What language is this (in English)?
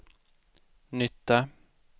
Swedish